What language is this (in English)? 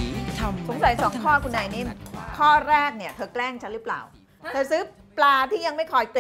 Thai